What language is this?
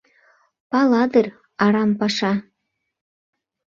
Mari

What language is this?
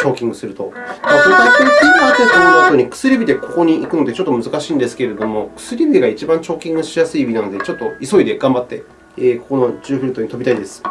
Japanese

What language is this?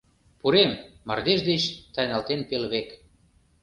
Mari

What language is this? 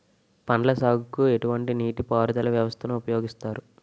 Telugu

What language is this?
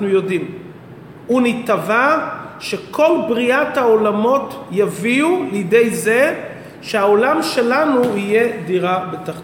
Hebrew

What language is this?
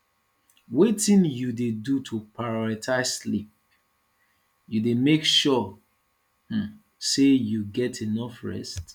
Nigerian Pidgin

